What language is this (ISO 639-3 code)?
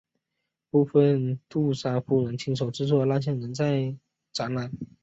zho